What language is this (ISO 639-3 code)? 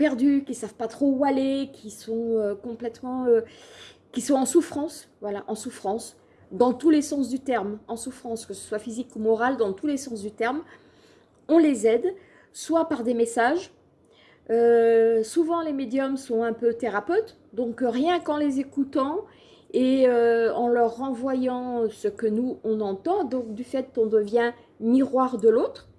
fra